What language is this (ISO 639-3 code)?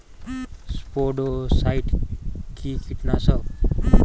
ben